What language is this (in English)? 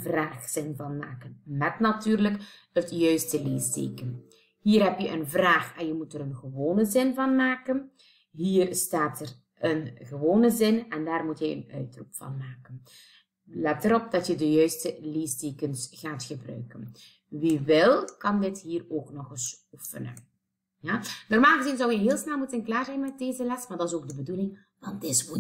Dutch